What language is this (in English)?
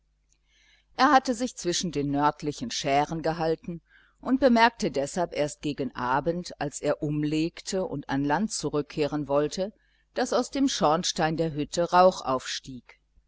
German